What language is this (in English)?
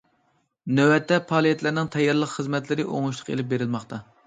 Uyghur